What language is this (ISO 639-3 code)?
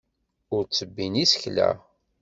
kab